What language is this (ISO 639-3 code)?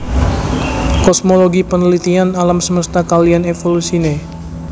jav